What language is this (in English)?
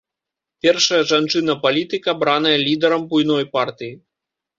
Belarusian